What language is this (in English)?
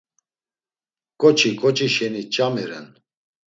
Laz